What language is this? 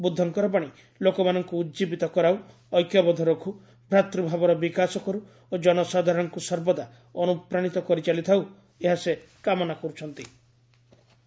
Odia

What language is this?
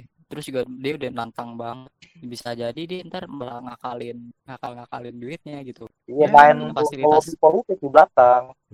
Indonesian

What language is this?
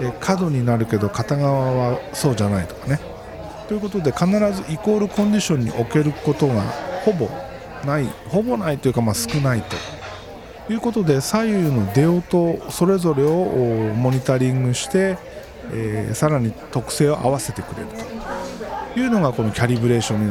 Japanese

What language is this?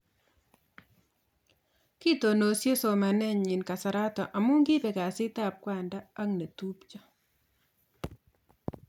Kalenjin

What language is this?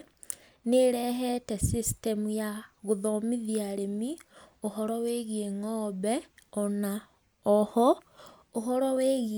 Kikuyu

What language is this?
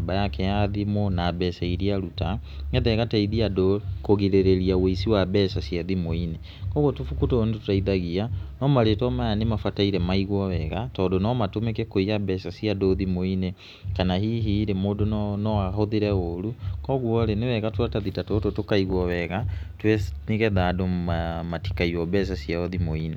Kikuyu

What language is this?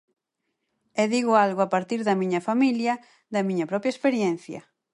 Galician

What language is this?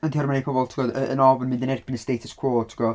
Welsh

